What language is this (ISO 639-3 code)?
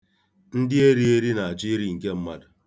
ibo